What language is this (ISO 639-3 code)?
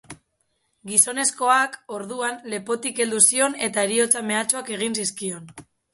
eus